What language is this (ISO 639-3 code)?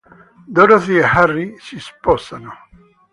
ita